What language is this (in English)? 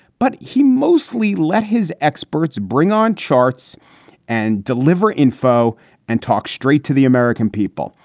English